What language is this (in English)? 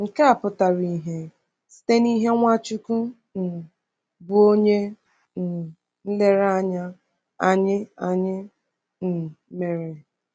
Igbo